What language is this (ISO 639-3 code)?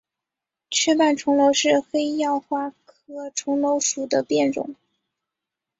zho